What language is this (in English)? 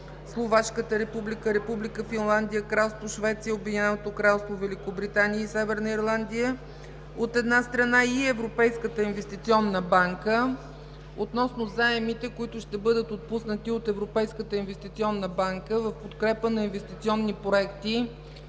Bulgarian